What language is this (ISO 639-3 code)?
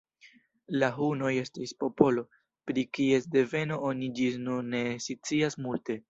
epo